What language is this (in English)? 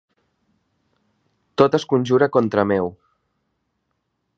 Catalan